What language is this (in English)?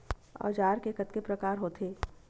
Chhattisgarhi